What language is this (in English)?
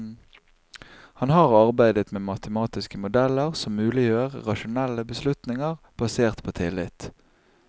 Norwegian